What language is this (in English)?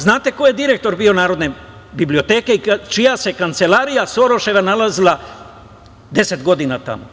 Serbian